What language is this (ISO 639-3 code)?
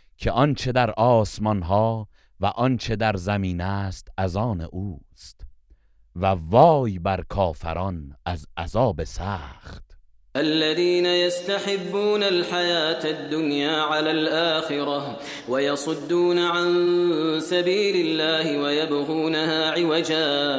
fas